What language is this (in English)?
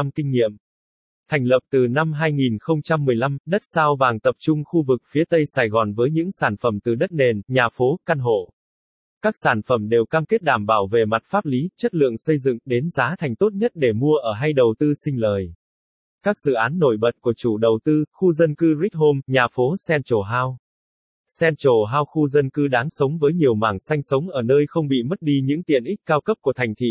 Vietnamese